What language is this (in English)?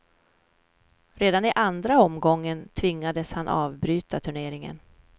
Swedish